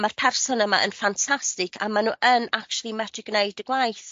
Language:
Welsh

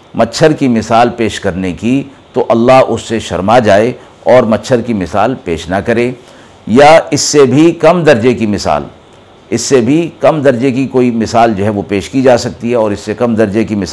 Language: Urdu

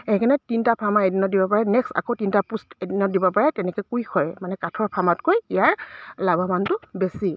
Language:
Assamese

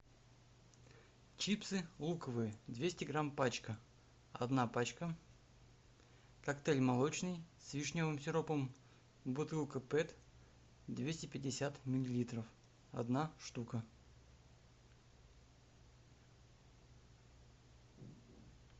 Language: Russian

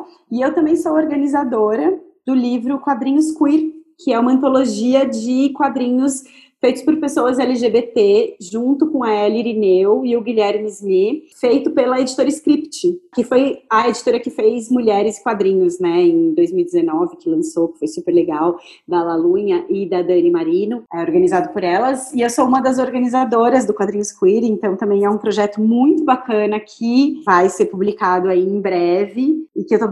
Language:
Portuguese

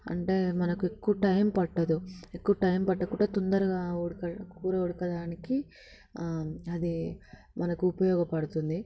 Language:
Telugu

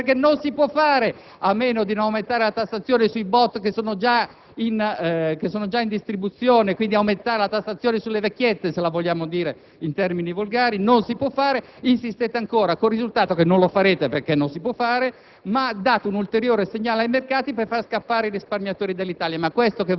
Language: Italian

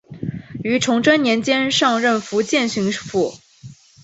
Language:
Chinese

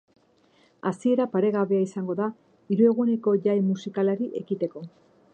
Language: Basque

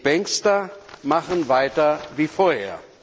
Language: German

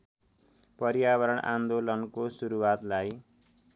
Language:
Nepali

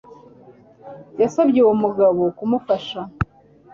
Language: Kinyarwanda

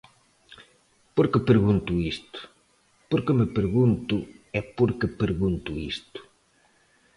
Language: Galician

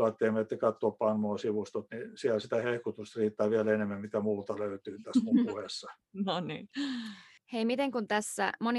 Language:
Finnish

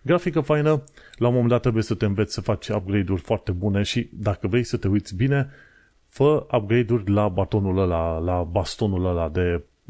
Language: Romanian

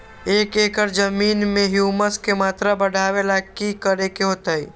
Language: Magahi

